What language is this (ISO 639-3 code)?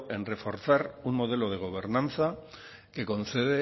spa